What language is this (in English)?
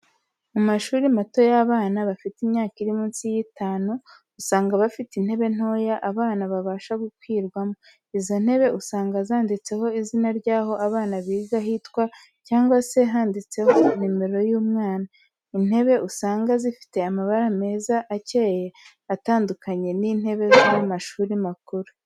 Kinyarwanda